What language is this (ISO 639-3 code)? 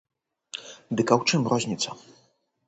bel